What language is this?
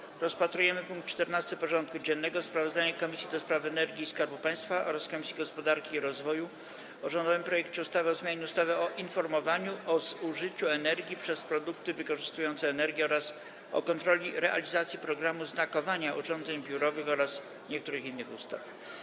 Polish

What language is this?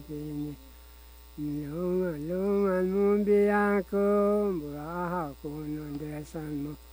Chinese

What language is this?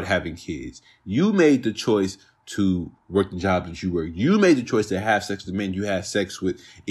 English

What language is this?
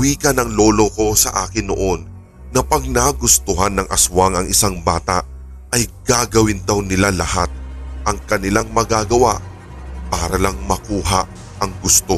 Filipino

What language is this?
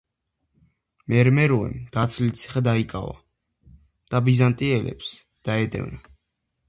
Georgian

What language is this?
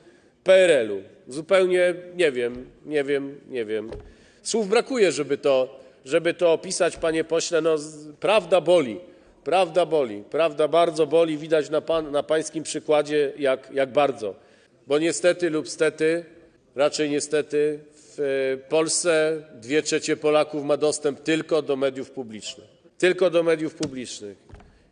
Polish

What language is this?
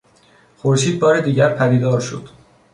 Persian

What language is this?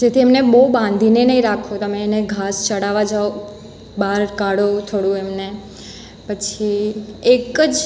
Gujarati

